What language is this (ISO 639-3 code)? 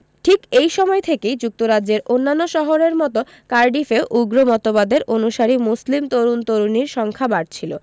ben